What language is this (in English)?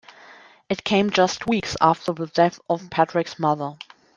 English